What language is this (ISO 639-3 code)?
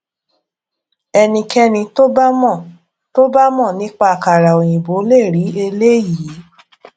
yor